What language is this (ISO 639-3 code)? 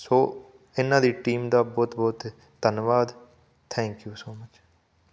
pan